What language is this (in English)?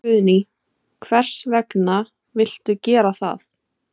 Icelandic